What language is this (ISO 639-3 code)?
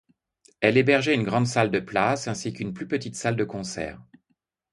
fra